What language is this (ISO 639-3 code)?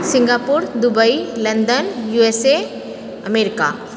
mai